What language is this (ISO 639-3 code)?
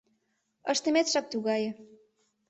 chm